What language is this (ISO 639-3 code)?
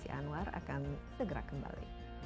ind